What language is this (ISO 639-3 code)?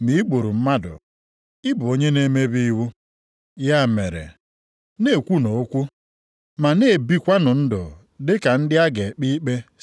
ibo